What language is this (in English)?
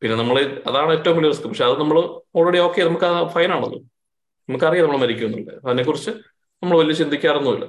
Malayalam